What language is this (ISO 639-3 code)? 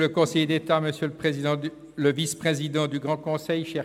gsw